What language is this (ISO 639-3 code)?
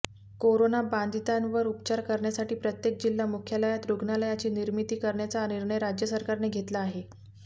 mar